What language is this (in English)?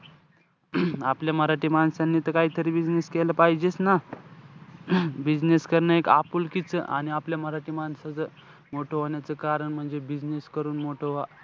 Marathi